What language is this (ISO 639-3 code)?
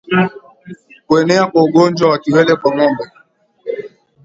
swa